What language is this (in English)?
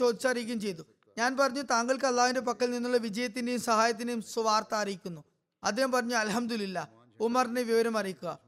Malayalam